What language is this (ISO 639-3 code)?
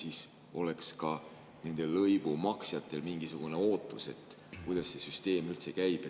est